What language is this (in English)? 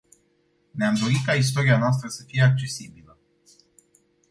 Romanian